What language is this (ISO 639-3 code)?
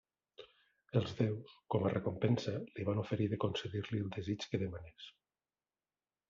cat